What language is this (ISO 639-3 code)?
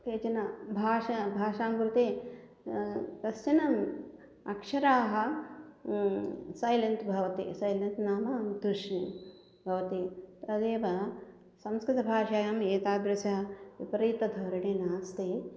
san